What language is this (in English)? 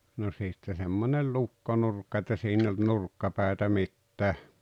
Finnish